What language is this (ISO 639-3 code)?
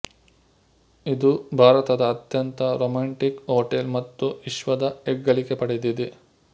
kan